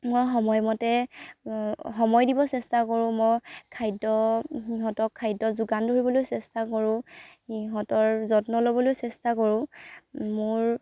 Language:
Assamese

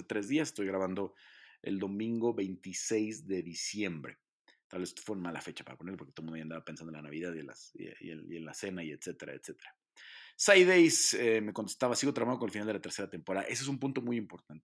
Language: Spanish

